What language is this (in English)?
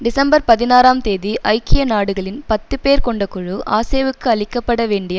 Tamil